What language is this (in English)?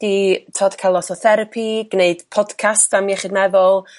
Welsh